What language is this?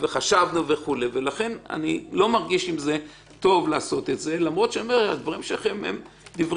Hebrew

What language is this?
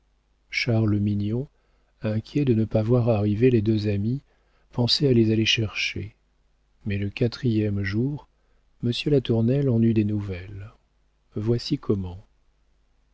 French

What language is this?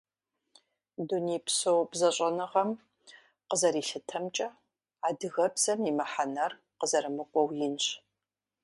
Kabardian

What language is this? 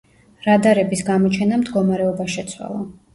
Georgian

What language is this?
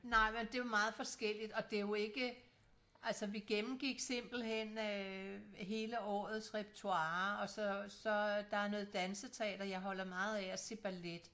Danish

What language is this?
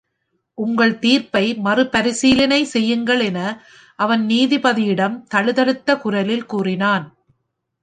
Tamil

